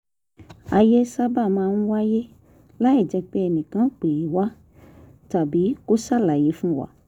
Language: Yoruba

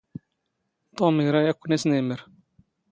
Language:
Standard Moroccan Tamazight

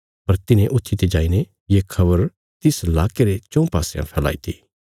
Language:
Bilaspuri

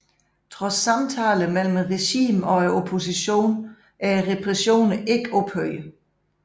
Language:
Danish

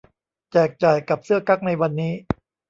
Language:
Thai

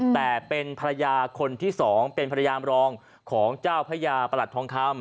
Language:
Thai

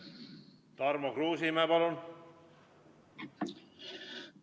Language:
Estonian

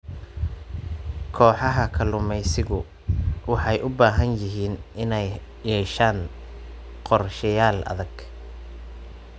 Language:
Somali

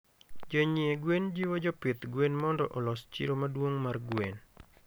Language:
Luo (Kenya and Tanzania)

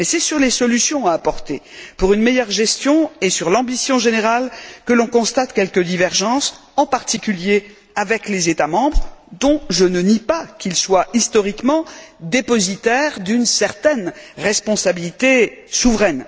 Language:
French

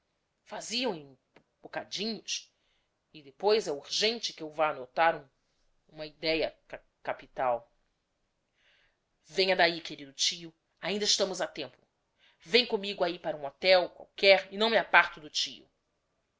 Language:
Portuguese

